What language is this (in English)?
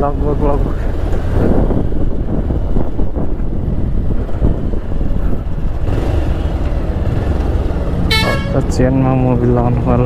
Romanian